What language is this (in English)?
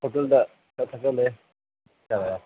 Manipuri